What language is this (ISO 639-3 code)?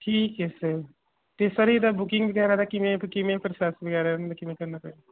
pan